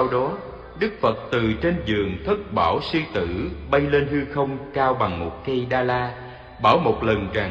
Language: Vietnamese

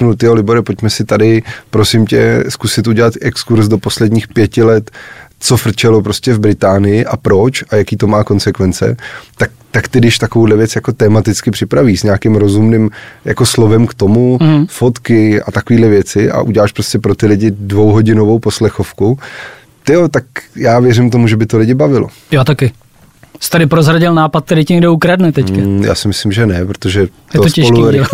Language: Czech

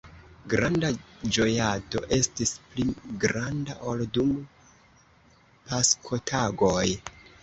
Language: Esperanto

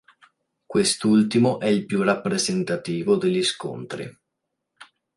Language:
Italian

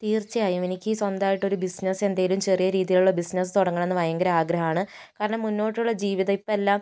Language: Malayalam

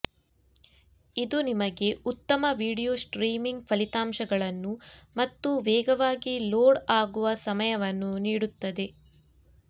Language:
Kannada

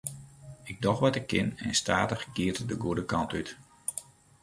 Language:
Western Frisian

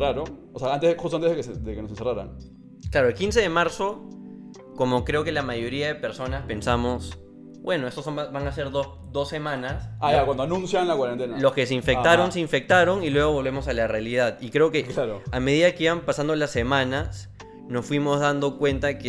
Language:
Spanish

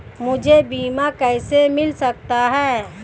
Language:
Hindi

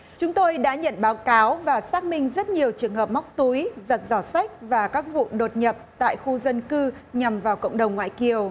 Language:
Vietnamese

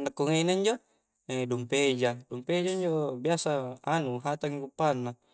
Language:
Coastal Konjo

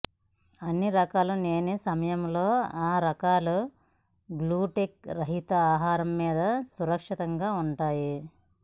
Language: Telugu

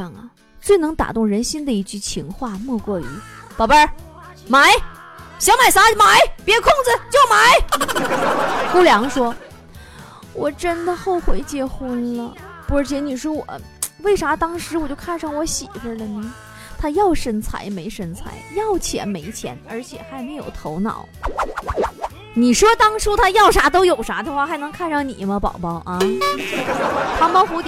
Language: Chinese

